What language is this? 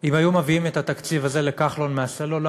Hebrew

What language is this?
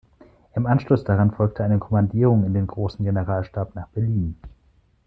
German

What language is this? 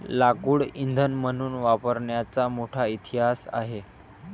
Marathi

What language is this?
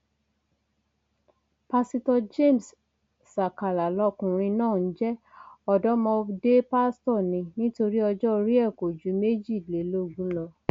Yoruba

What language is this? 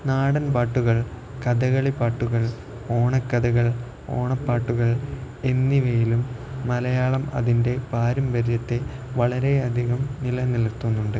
Malayalam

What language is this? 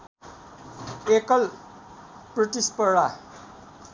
Nepali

